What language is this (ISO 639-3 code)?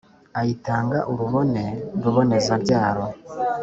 kin